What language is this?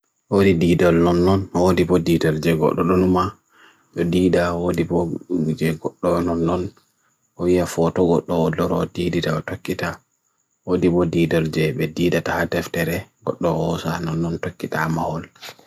Bagirmi Fulfulde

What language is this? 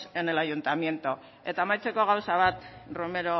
Basque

